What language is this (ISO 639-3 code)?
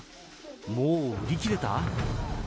jpn